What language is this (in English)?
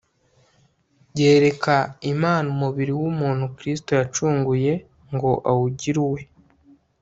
Kinyarwanda